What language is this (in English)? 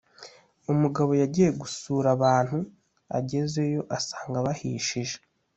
Kinyarwanda